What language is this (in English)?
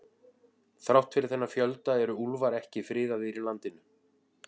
Icelandic